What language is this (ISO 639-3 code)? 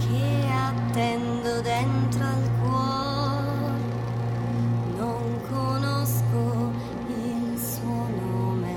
ita